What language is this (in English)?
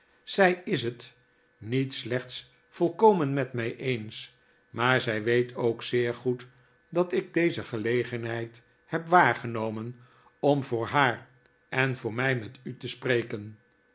Dutch